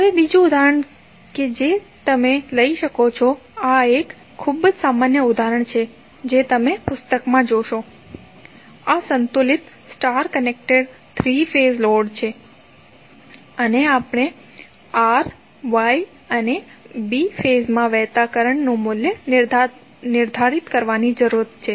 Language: Gujarati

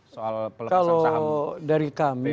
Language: Indonesian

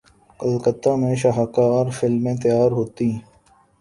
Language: Urdu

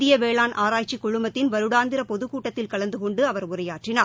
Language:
Tamil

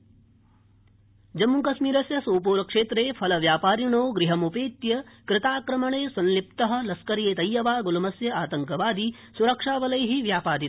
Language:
Sanskrit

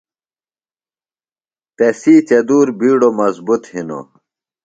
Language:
Phalura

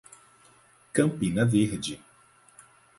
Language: Portuguese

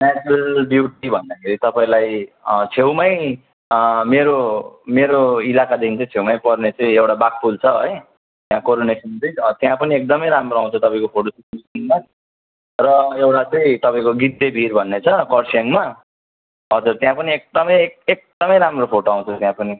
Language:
Nepali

